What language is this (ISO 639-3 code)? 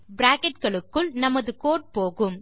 tam